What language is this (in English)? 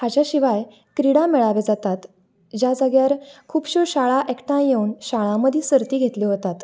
Konkani